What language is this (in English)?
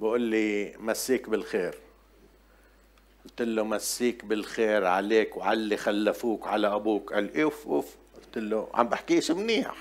Arabic